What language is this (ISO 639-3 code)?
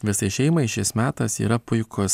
lit